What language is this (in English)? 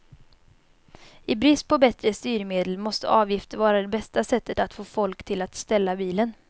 Swedish